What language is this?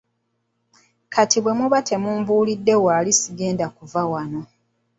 Ganda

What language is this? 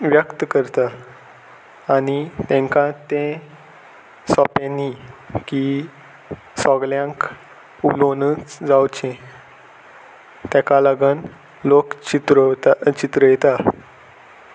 Konkani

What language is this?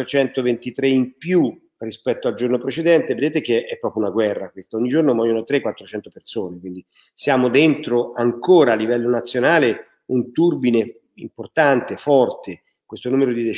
Italian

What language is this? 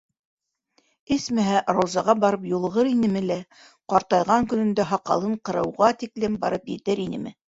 Bashkir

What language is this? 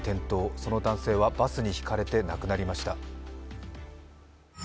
Japanese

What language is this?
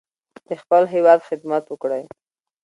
Pashto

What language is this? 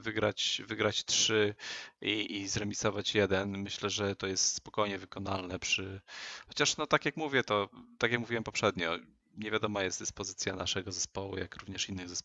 Polish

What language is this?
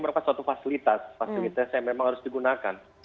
Indonesian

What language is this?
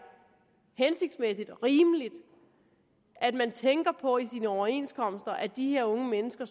Danish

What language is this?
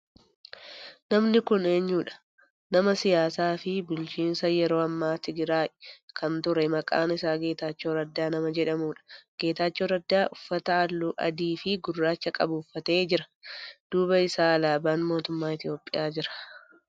Oromo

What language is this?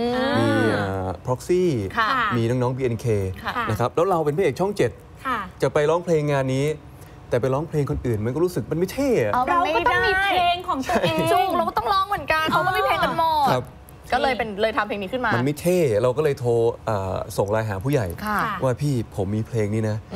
Thai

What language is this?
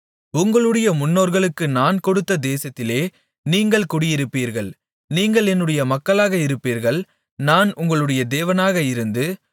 Tamil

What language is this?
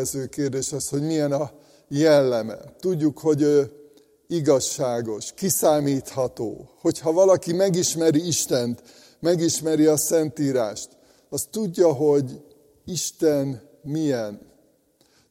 Hungarian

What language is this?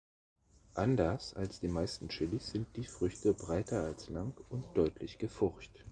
German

